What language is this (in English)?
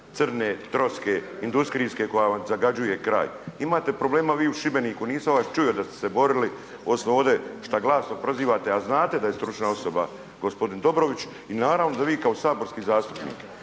Croatian